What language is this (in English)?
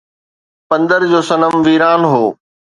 Sindhi